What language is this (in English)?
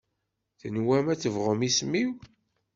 Kabyle